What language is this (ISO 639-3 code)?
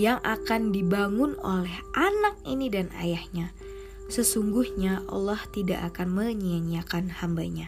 ind